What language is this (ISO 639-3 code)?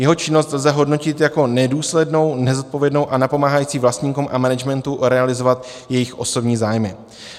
ces